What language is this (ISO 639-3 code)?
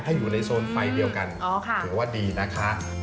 tha